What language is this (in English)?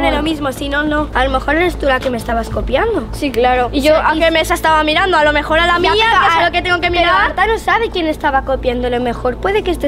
Spanish